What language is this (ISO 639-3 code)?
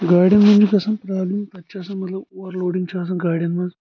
kas